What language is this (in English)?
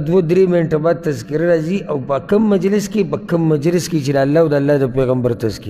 Arabic